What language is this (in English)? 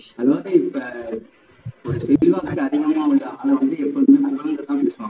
Tamil